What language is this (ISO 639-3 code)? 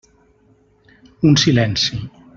cat